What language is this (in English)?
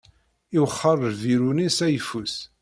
Kabyle